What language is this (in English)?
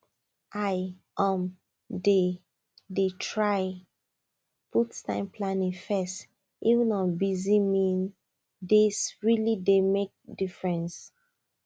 Nigerian Pidgin